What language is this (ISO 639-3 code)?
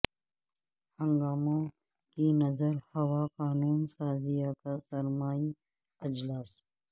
urd